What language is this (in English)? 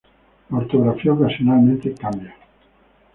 Spanish